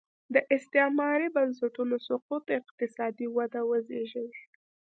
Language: Pashto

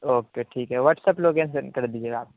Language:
Urdu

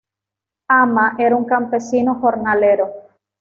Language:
Spanish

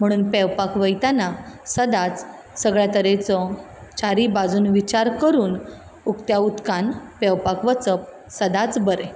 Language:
Konkani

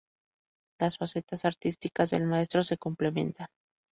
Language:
Spanish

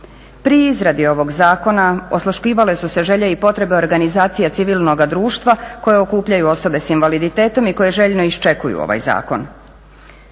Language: Croatian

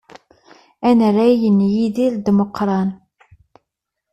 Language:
Kabyle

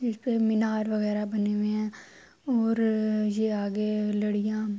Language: Urdu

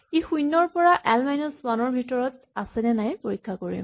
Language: Assamese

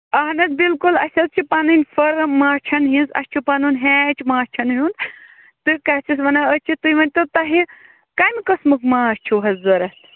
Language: Kashmiri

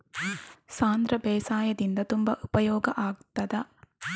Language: Kannada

